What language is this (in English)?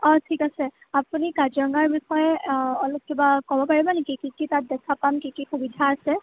Assamese